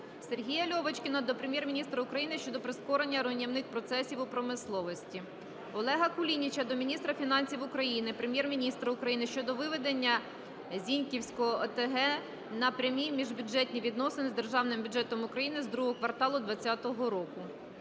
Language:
Ukrainian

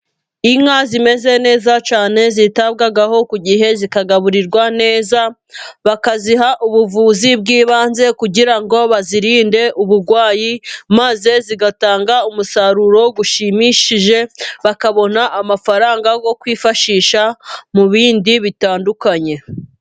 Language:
Kinyarwanda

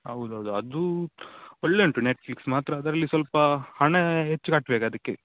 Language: Kannada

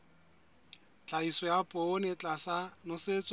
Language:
Southern Sotho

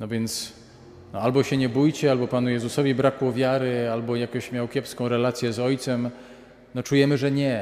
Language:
Polish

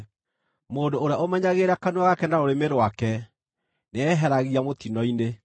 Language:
Kikuyu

